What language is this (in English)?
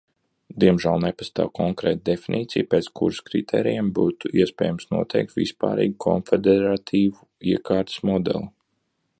Latvian